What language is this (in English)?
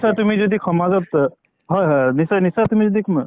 Assamese